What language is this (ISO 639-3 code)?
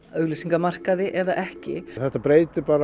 isl